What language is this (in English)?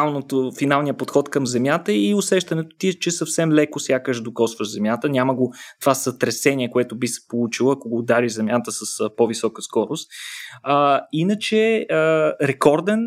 Bulgarian